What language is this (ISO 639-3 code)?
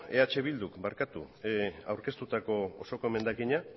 eus